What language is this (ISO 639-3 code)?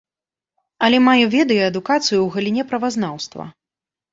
bel